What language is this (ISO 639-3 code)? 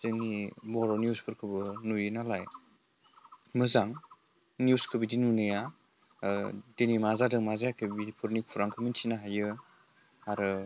brx